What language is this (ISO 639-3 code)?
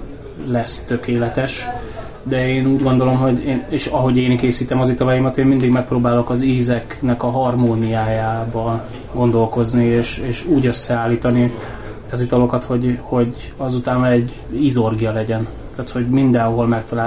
hun